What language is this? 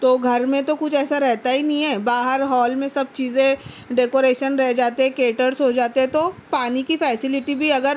Urdu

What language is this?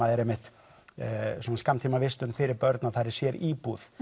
Icelandic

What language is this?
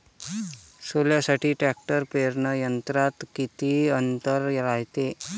Marathi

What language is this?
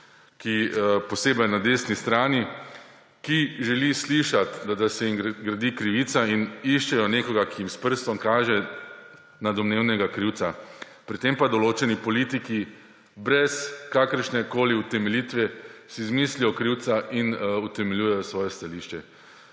Slovenian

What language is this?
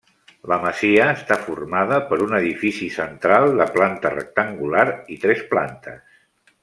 Catalan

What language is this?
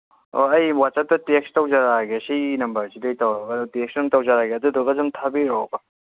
Manipuri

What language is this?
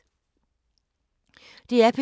Danish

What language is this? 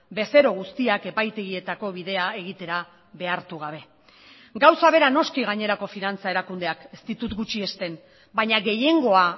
Basque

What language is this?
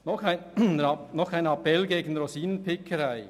Swiss German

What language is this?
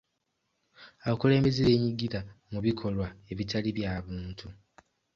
Ganda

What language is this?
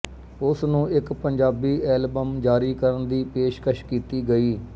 Punjabi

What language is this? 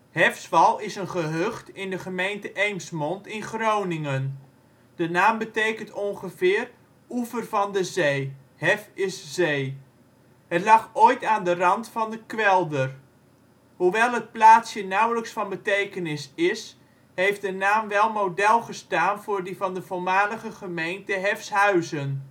Dutch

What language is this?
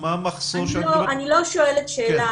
Hebrew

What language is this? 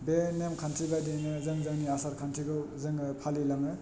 Bodo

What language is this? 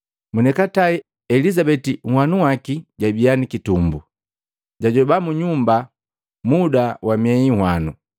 Matengo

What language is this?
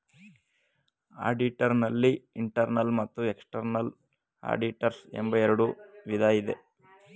Kannada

